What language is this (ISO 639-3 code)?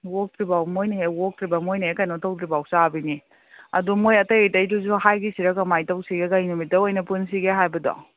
mni